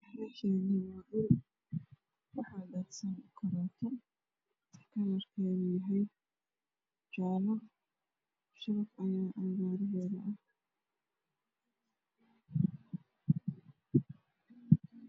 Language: Somali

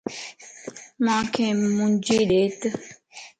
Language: Lasi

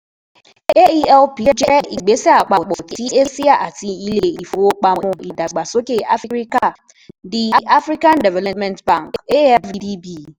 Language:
Yoruba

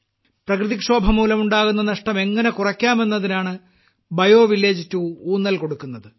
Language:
Malayalam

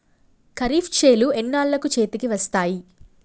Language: Telugu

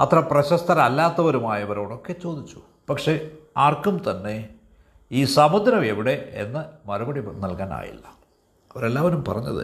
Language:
Malayalam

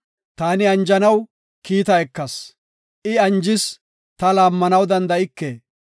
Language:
Gofa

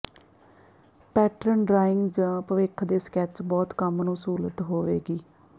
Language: Punjabi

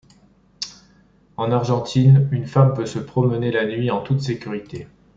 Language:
French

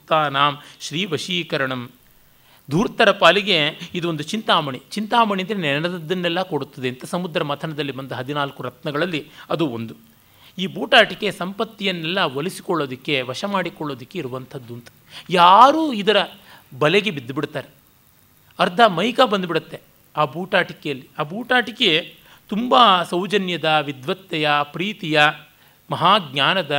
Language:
Kannada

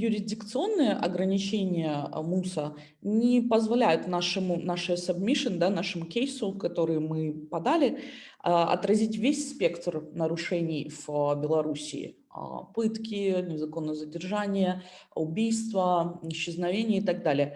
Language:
Russian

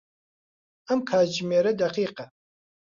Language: Central Kurdish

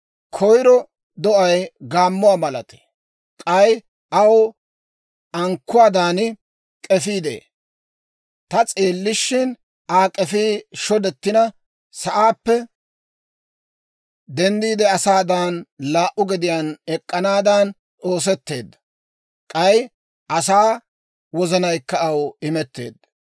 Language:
Dawro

